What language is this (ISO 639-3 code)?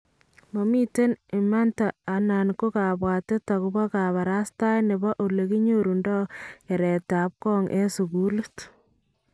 kln